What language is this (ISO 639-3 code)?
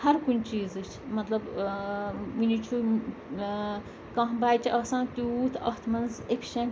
kas